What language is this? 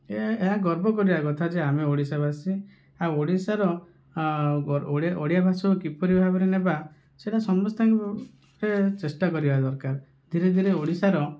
Odia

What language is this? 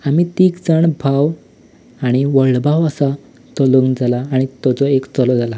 Konkani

